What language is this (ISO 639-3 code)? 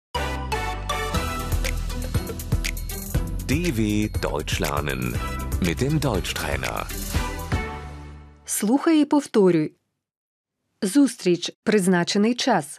ukr